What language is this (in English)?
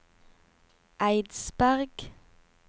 Norwegian